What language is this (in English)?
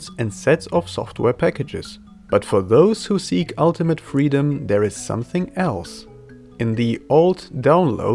English